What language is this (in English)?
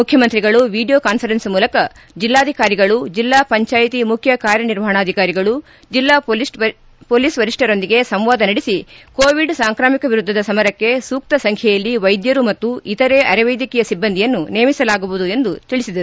Kannada